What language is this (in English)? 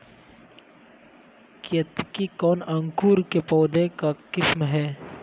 Magahi